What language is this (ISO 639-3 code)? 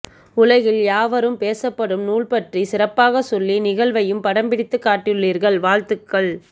tam